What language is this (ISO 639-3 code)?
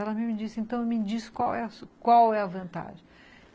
por